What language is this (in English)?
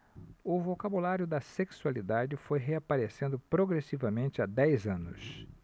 Portuguese